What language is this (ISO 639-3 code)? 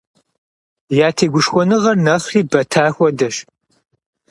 kbd